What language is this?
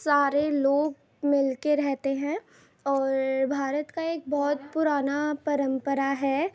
Urdu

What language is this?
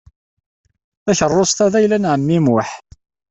Kabyle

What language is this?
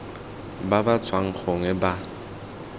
Tswana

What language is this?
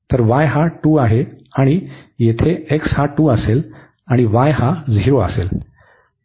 Marathi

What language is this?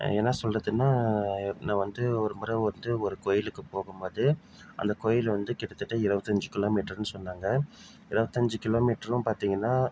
Tamil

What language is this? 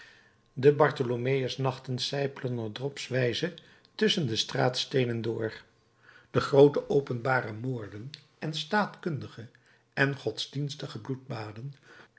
Dutch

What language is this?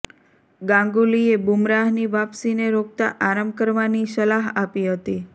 Gujarati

